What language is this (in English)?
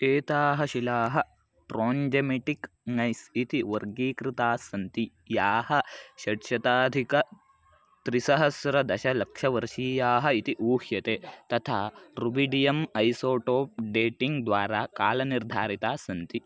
Sanskrit